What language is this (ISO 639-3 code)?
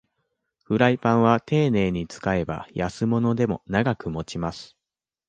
jpn